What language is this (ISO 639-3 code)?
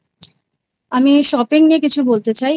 ben